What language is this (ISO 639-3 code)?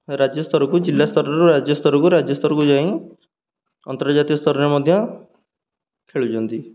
ori